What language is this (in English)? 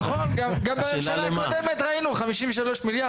Hebrew